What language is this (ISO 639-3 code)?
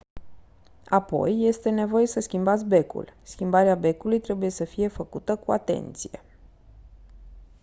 ron